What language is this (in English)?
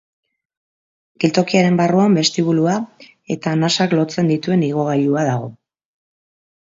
Basque